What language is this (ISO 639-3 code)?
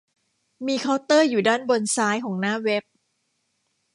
tha